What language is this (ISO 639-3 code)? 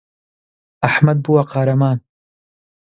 ckb